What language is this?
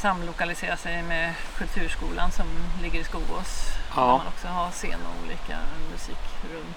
Swedish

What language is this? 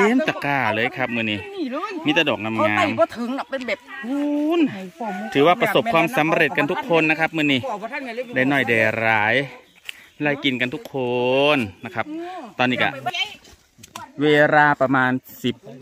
Thai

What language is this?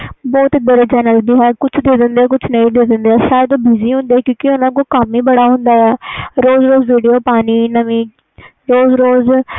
Punjabi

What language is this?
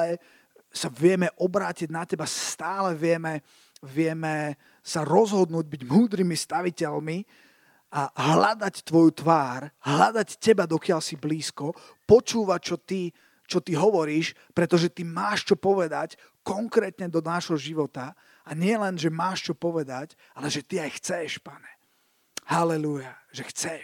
Slovak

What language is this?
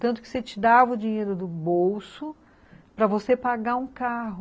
Portuguese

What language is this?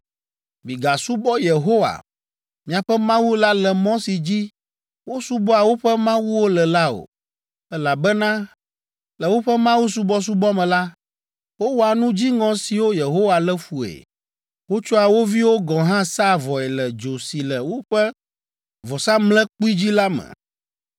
Ewe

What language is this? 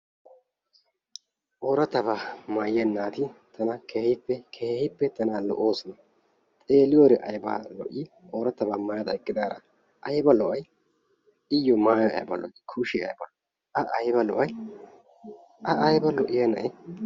Wolaytta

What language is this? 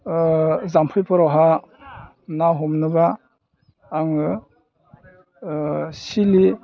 Bodo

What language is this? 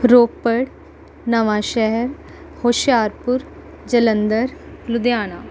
Punjabi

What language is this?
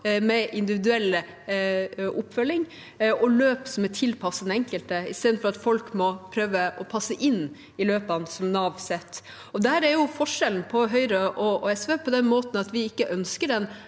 Norwegian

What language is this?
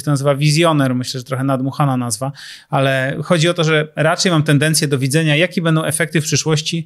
Polish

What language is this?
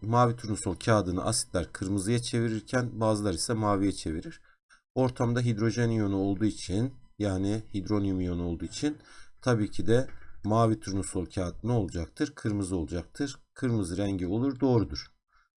Turkish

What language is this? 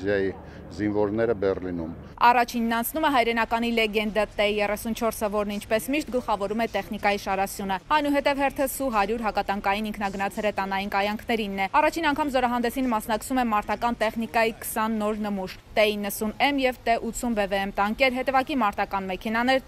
Romanian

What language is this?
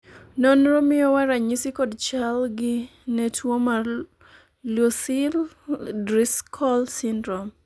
Luo (Kenya and Tanzania)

